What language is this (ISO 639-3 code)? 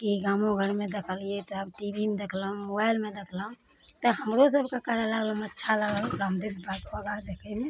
mai